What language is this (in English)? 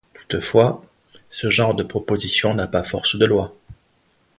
French